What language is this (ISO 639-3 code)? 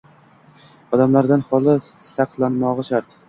uzb